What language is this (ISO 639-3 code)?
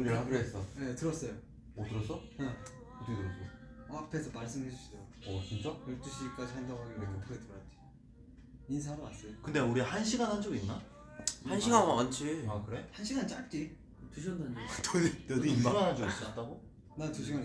kor